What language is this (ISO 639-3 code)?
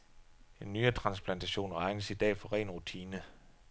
dan